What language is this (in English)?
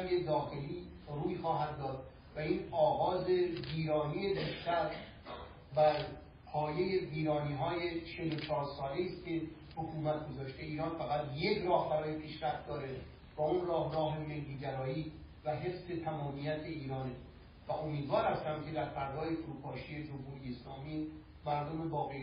Persian